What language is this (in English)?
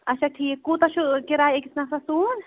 Kashmiri